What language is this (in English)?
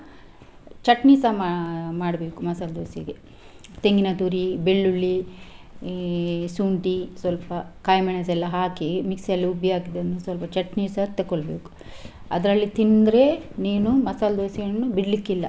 Kannada